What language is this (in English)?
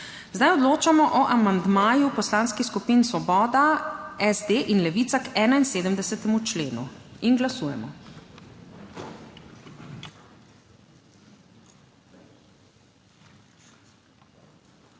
Slovenian